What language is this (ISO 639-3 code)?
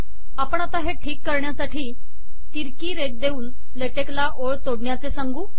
mar